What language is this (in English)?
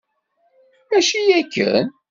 Kabyle